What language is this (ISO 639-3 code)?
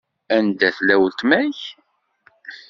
kab